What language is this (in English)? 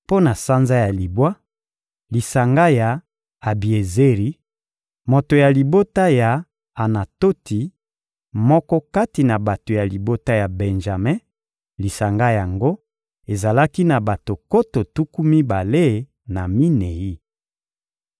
Lingala